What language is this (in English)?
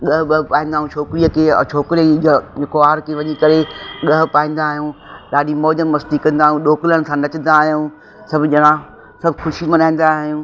Sindhi